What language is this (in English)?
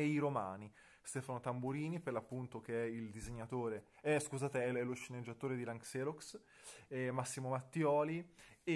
Italian